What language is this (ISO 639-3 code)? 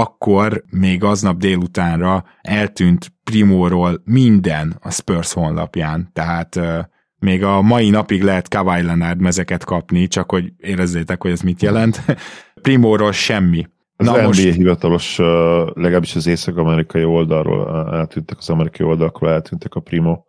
hun